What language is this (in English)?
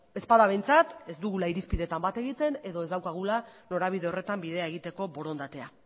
Basque